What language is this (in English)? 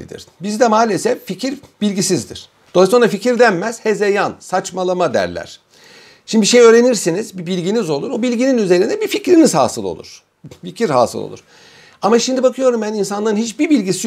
Turkish